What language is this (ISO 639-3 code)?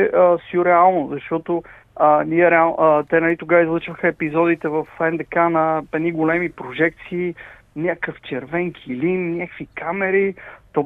bul